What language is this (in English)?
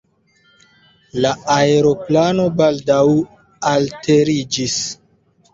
Esperanto